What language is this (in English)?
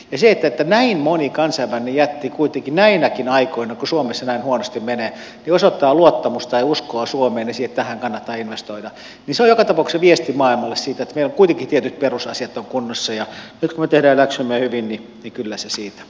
Finnish